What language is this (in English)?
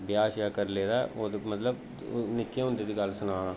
Dogri